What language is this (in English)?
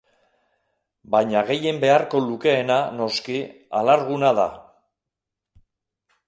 Basque